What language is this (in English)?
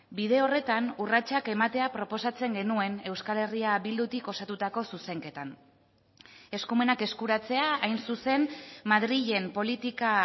Basque